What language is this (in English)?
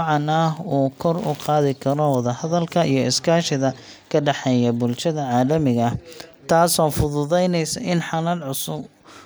Somali